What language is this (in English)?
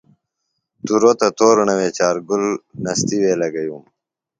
Phalura